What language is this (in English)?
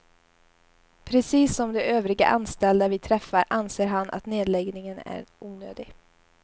Swedish